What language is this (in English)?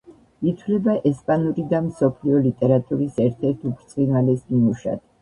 Georgian